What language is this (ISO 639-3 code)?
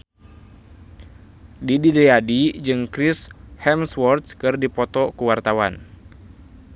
sun